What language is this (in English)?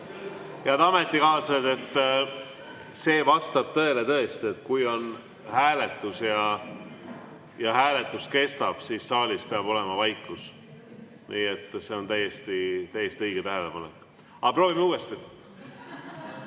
Estonian